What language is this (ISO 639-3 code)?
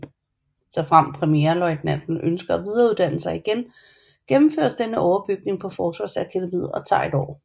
dan